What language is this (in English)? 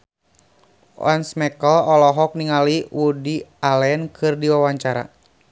Sundanese